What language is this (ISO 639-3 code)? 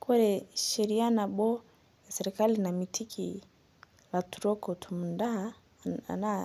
mas